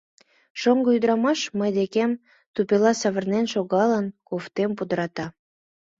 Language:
Mari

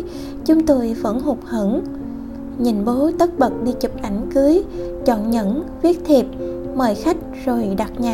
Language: Vietnamese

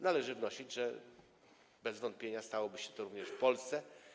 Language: Polish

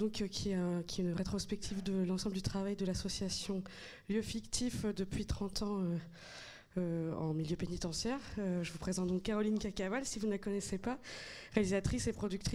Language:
French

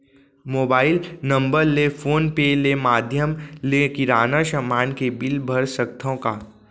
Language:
Chhattisgarhi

